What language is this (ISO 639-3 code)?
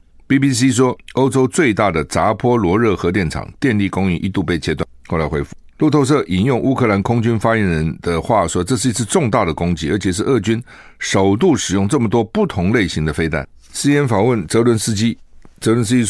zho